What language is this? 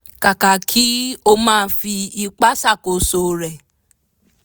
Yoruba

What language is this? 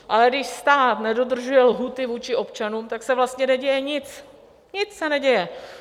Czech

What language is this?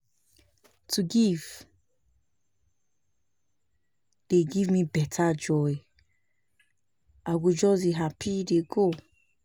Nigerian Pidgin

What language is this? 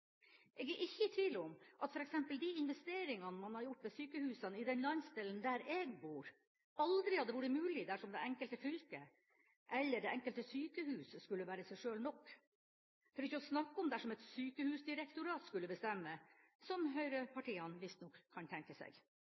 Norwegian Bokmål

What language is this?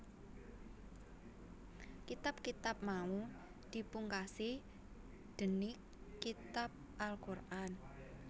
Javanese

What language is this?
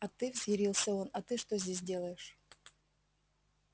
Russian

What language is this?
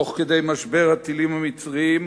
Hebrew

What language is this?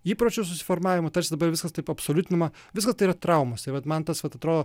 Lithuanian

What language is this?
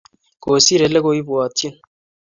Kalenjin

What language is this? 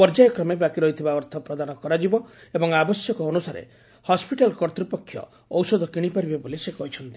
Odia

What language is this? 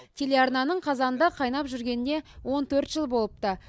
Kazakh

